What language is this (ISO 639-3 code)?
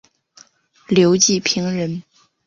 zho